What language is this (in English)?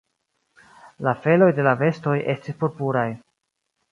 Esperanto